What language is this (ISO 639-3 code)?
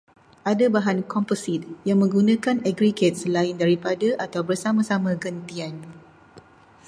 msa